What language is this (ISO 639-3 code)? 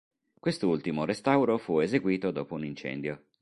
ita